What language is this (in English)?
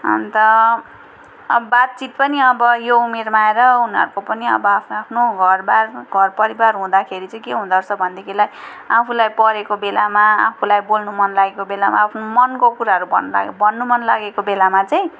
Nepali